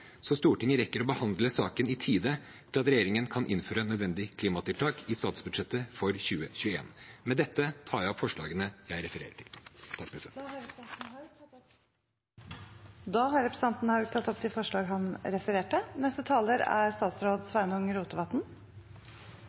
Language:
Norwegian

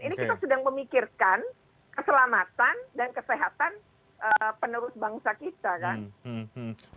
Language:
Indonesian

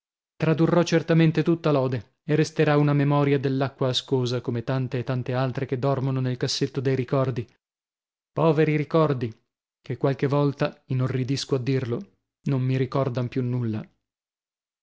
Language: Italian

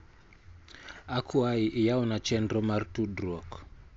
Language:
Luo (Kenya and Tanzania)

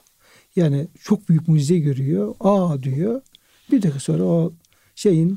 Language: Turkish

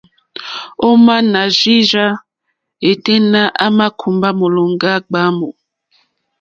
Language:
Mokpwe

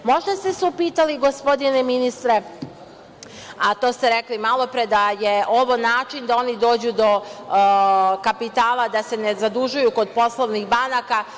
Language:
Serbian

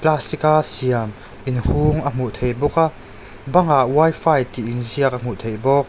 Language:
Mizo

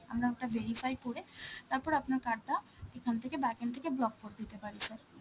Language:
Bangla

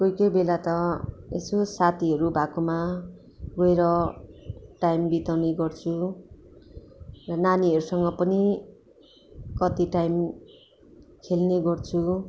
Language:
Nepali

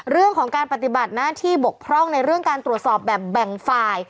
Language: Thai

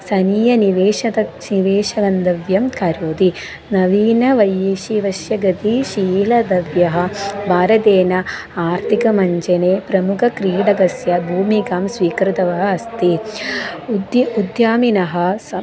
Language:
Sanskrit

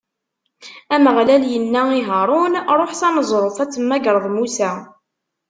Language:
Kabyle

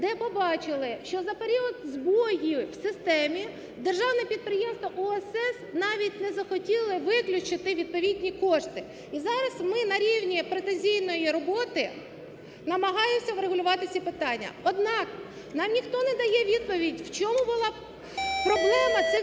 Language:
Ukrainian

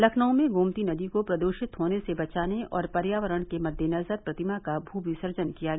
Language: Hindi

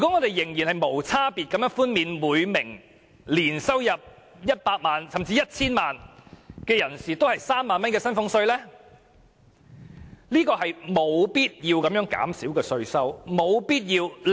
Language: Cantonese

